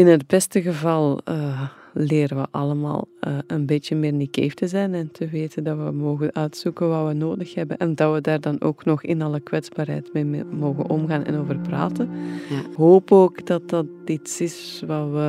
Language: Dutch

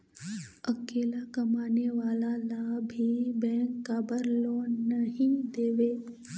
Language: Chhattisgarhi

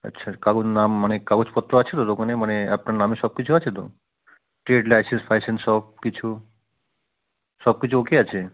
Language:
Bangla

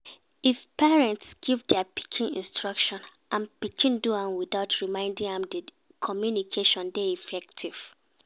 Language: Nigerian Pidgin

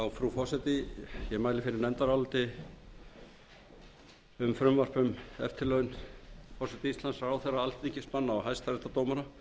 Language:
Icelandic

